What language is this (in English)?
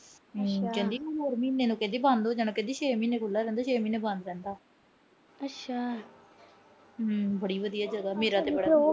Punjabi